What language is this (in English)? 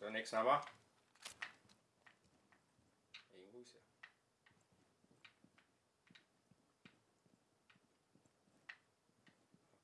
German